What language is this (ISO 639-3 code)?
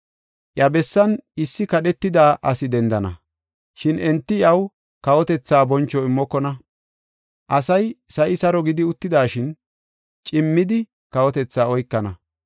gof